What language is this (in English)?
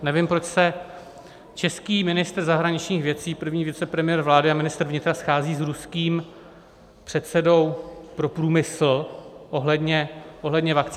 Czech